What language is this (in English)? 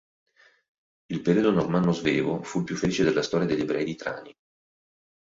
Italian